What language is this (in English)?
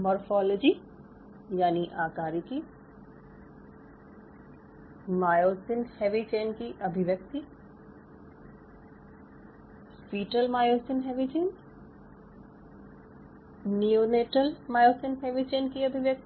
Hindi